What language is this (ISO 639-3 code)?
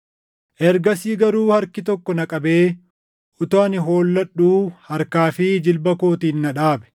orm